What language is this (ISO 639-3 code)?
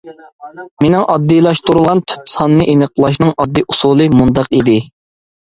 uig